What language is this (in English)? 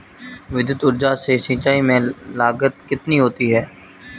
Hindi